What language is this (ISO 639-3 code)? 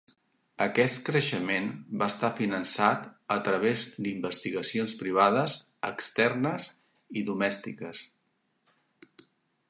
cat